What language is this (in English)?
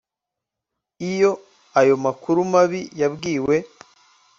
Kinyarwanda